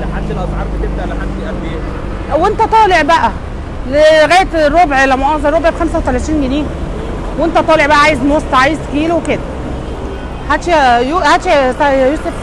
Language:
Arabic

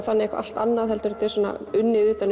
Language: Icelandic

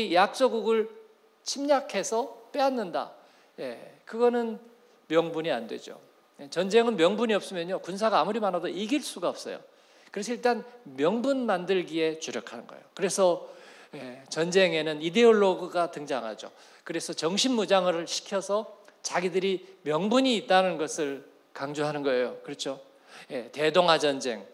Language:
Korean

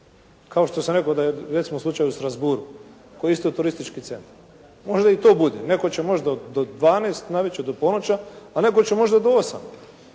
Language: Croatian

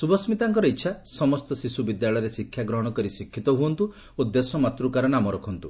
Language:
Odia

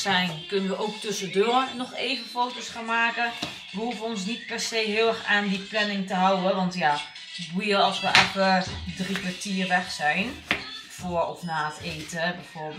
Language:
Dutch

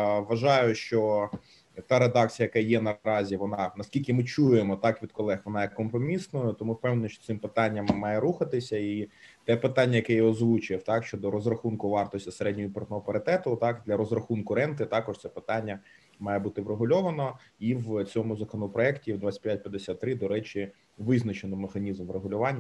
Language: Ukrainian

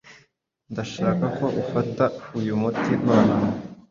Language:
Kinyarwanda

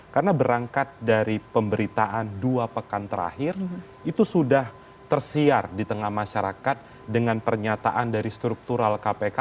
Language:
Indonesian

